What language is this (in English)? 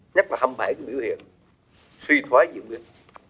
Vietnamese